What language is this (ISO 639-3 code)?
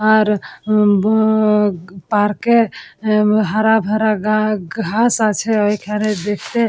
ben